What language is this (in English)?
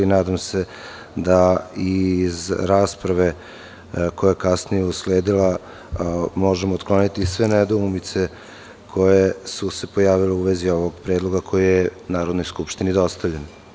Serbian